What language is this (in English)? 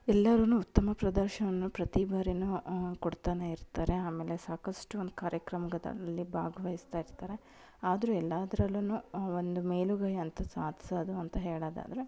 Kannada